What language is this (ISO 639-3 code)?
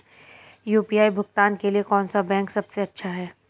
hin